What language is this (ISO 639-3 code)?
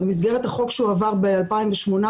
heb